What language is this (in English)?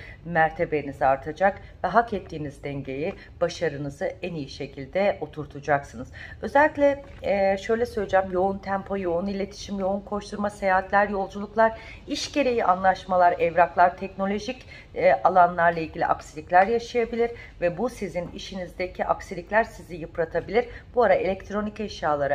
Turkish